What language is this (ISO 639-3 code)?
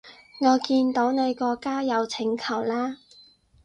yue